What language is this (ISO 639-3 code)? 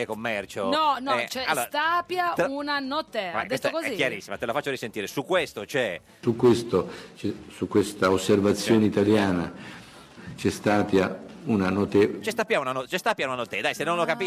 ita